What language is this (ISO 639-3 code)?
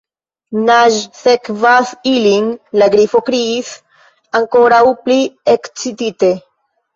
epo